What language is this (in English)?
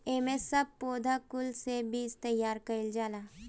Bhojpuri